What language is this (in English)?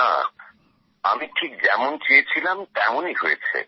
Bangla